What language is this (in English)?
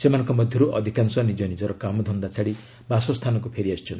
Odia